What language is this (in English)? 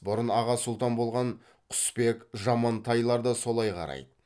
Kazakh